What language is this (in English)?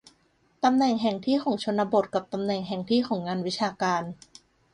Thai